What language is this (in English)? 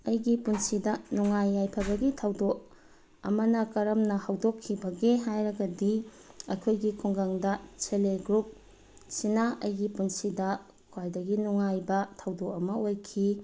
Manipuri